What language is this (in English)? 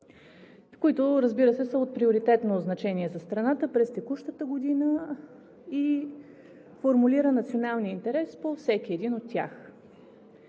Bulgarian